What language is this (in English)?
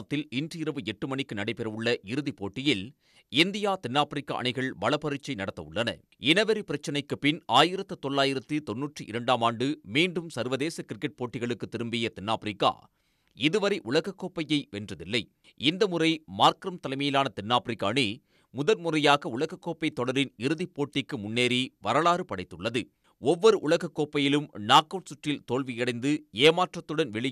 Tamil